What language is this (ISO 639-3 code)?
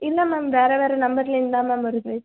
tam